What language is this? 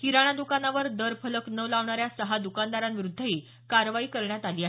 Marathi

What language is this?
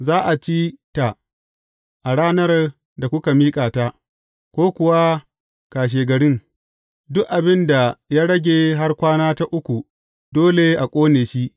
Hausa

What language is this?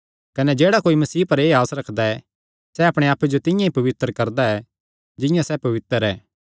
Kangri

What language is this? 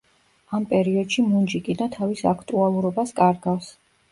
Georgian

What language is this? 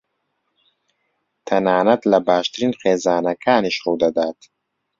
Central Kurdish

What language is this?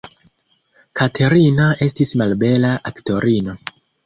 Esperanto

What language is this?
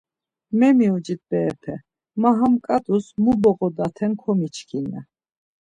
Laz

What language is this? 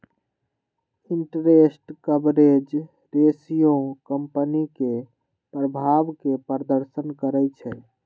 Magahi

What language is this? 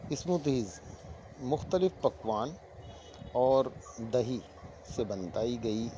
Urdu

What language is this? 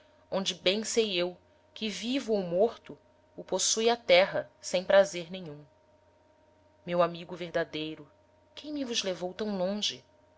Portuguese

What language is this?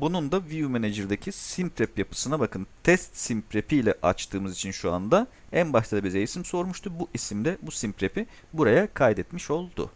Turkish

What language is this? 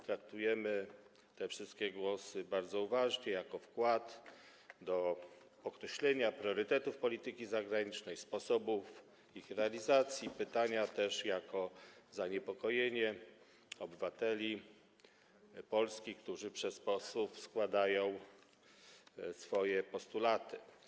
Polish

